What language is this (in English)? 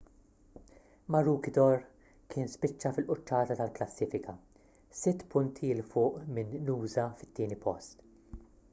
Maltese